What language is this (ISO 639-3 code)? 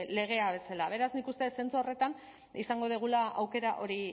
eus